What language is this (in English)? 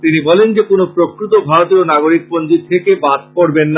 Bangla